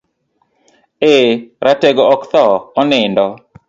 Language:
Luo (Kenya and Tanzania)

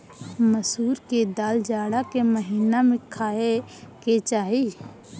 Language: Bhojpuri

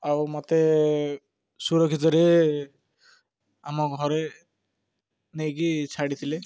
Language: Odia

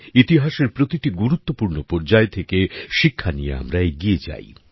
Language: Bangla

